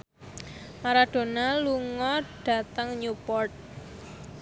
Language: Javanese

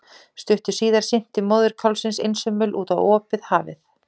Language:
Icelandic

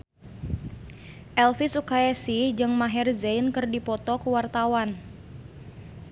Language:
Sundanese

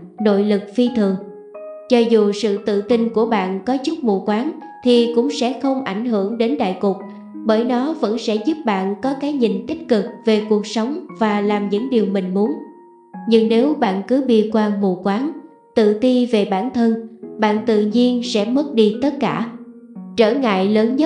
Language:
Vietnamese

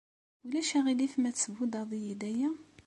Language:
Kabyle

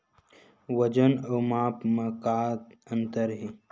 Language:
Chhattisgarhi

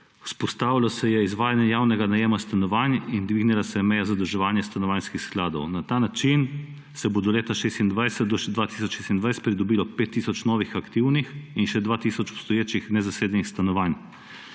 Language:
Slovenian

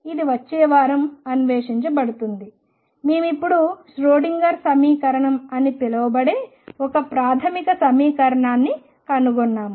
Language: Telugu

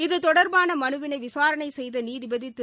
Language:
Tamil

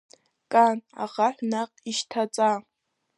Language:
Abkhazian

